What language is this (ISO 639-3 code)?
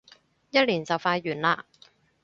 yue